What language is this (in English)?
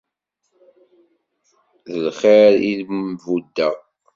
Kabyle